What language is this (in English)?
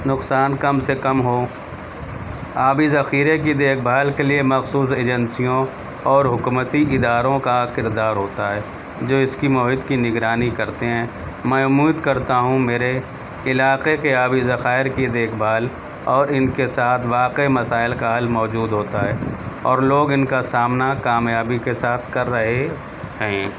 Urdu